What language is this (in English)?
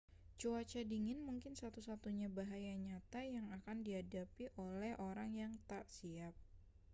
Indonesian